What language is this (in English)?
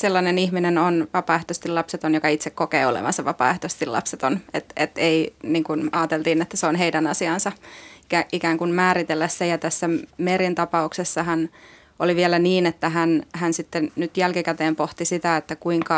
Finnish